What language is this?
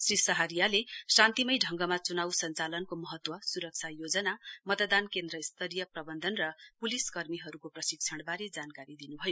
Nepali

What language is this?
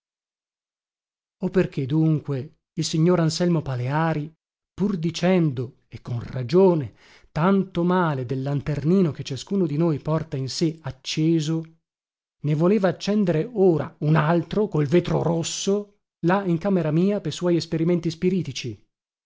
Italian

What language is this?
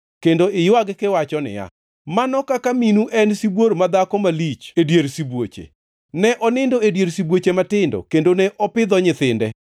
Luo (Kenya and Tanzania)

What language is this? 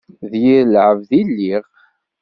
Kabyle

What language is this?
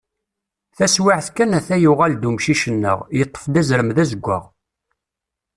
Kabyle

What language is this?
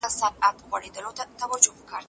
Pashto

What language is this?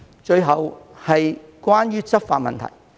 Cantonese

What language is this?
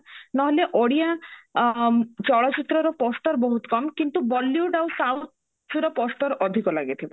Odia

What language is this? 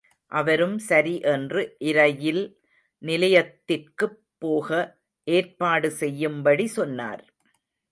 Tamil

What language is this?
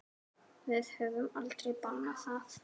Icelandic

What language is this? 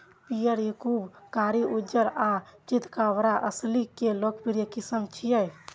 Maithili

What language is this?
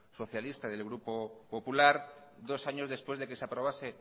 Spanish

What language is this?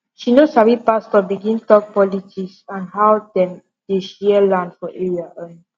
Nigerian Pidgin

